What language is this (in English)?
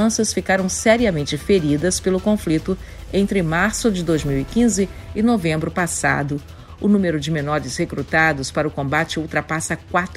Portuguese